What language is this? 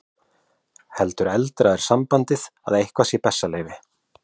Icelandic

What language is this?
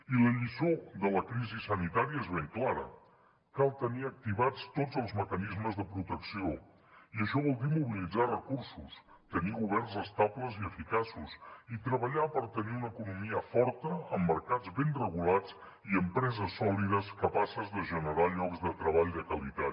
Catalan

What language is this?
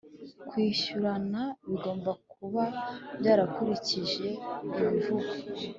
Kinyarwanda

